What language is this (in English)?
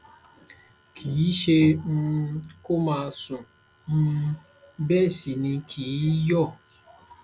Yoruba